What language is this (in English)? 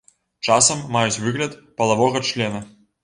Belarusian